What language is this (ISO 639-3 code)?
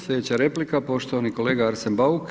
hrv